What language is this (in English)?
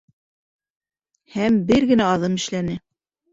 Bashkir